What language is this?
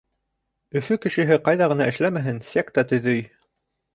Bashkir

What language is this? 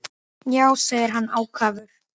Icelandic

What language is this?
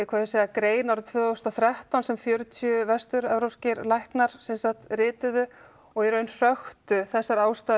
Icelandic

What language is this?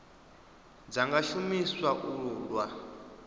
Venda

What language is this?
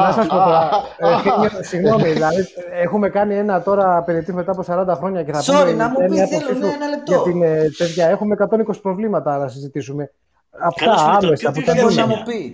Greek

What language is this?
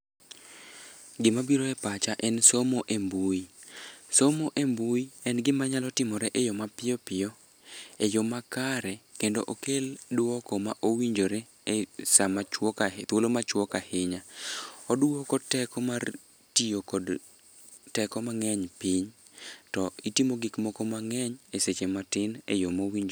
Luo (Kenya and Tanzania)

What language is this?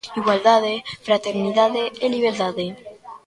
Galician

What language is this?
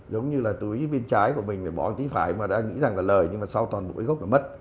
Vietnamese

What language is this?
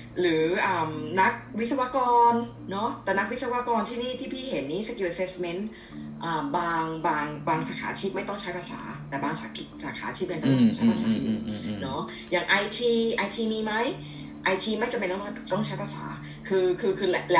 Thai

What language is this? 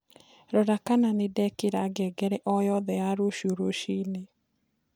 Kikuyu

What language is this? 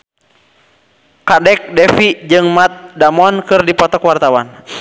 Sundanese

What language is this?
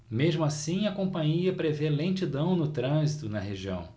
Portuguese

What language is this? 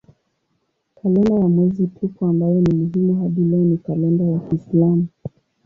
Swahili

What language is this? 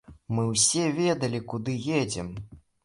Belarusian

